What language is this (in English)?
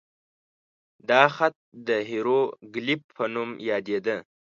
Pashto